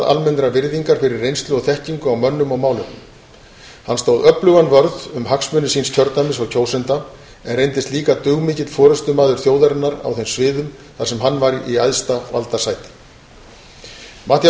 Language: Icelandic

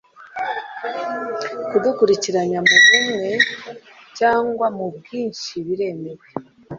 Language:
Kinyarwanda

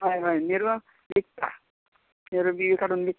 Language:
Konkani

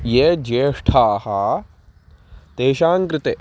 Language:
Sanskrit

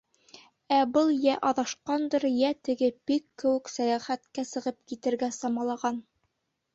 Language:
Bashkir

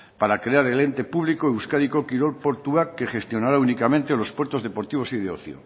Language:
Spanish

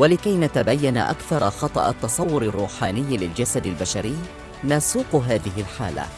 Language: Arabic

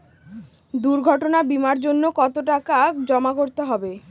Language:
Bangla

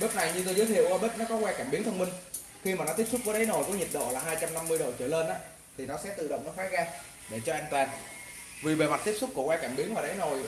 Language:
Vietnamese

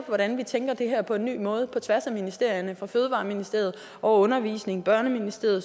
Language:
Danish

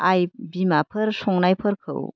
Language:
Bodo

